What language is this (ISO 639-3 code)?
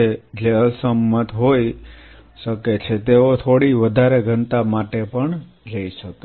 guj